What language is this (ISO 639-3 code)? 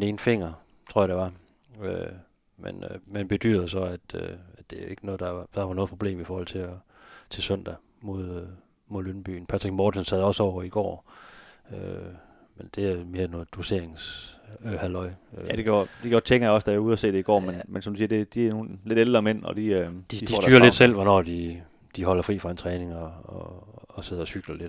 dan